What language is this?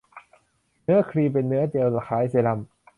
Thai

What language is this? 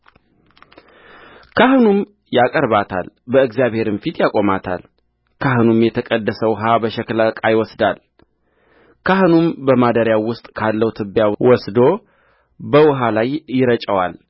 Amharic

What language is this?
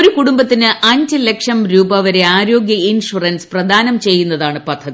Malayalam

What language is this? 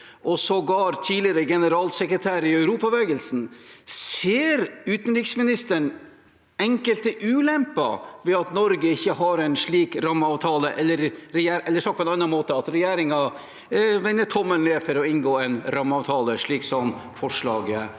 Norwegian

